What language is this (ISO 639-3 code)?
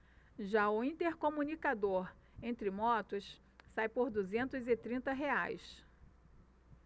por